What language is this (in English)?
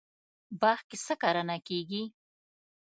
Pashto